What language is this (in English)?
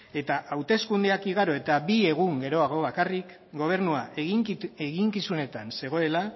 Basque